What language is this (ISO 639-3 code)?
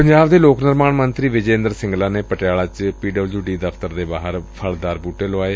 pan